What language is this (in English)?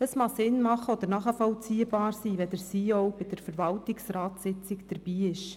Swiss German